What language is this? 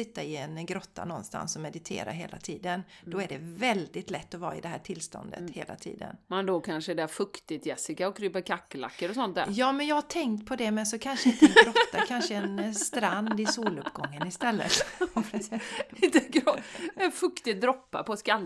Swedish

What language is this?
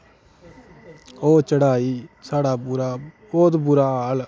Dogri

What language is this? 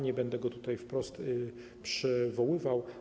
Polish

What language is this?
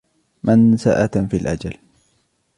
Arabic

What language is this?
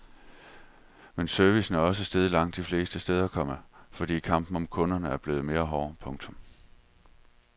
Danish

